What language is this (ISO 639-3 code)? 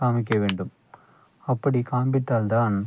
tam